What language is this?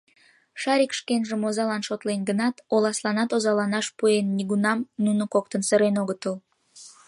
Mari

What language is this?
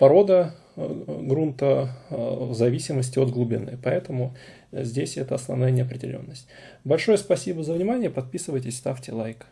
Russian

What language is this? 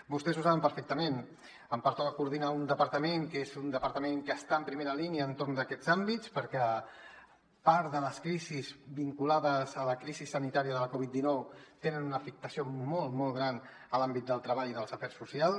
Catalan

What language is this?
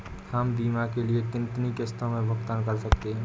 Hindi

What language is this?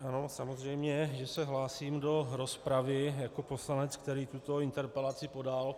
Czech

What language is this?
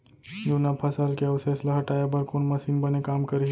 Chhattisgarhi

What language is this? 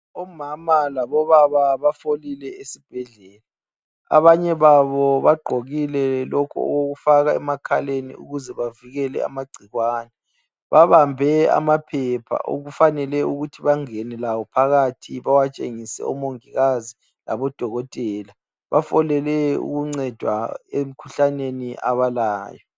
North Ndebele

